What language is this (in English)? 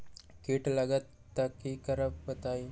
Magahi